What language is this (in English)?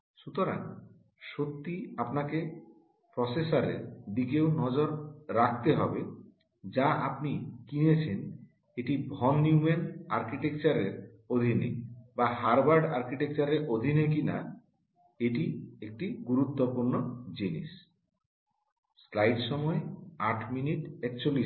Bangla